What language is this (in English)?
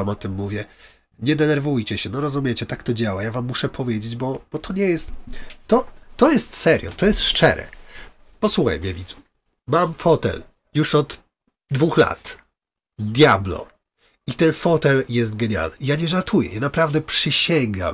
Polish